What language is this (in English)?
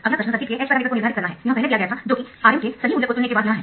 Hindi